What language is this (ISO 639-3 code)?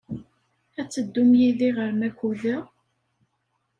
kab